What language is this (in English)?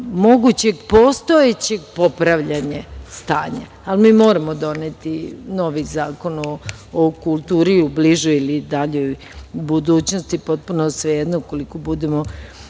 Serbian